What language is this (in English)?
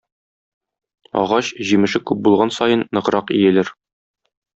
Tatar